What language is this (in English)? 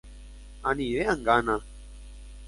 Guarani